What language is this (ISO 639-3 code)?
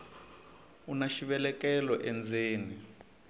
tso